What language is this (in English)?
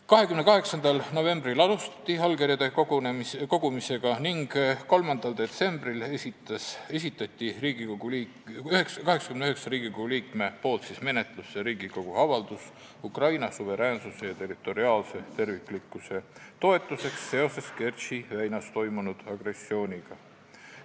Estonian